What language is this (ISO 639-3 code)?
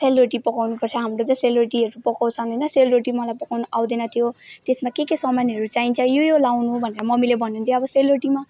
nep